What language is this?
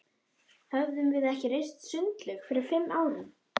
Icelandic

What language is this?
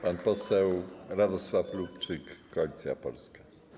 Polish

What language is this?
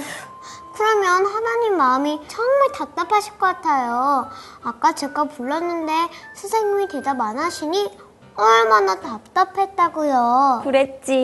Korean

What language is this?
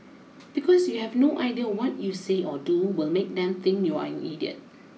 English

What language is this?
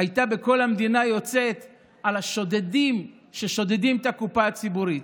Hebrew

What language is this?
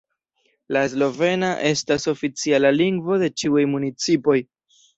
Esperanto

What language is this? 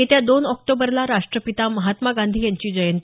Marathi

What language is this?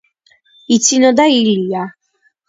Georgian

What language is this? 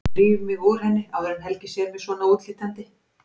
Icelandic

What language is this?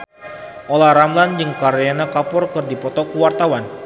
Sundanese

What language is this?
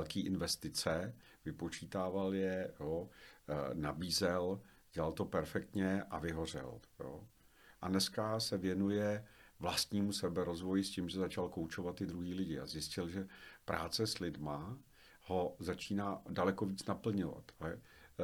Czech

